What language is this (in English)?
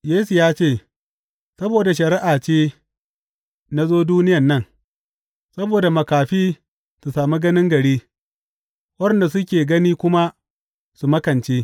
Hausa